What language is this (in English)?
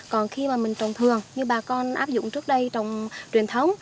Vietnamese